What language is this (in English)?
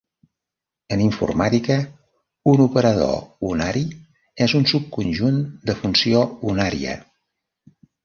Catalan